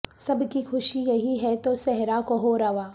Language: Urdu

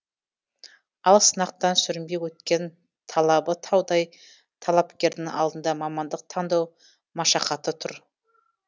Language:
Kazakh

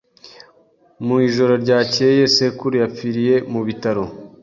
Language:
Kinyarwanda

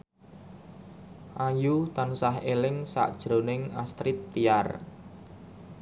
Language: Javanese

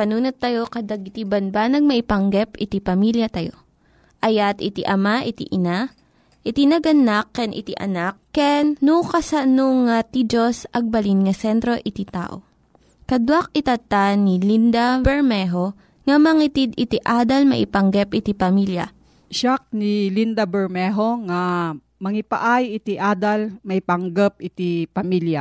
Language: Filipino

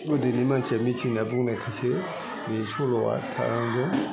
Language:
Bodo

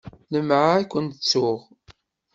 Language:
Kabyle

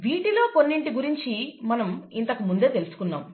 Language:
Telugu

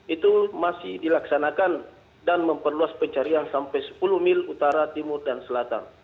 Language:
Indonesian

